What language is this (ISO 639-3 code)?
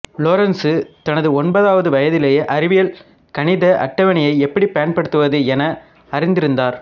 tam